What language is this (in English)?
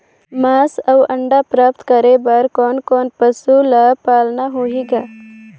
Chhattisgarhi